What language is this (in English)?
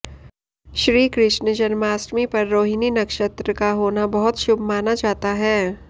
Hindi